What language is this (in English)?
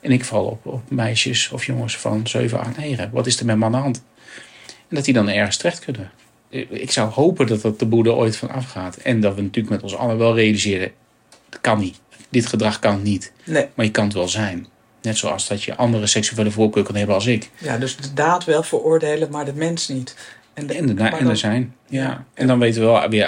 Dutch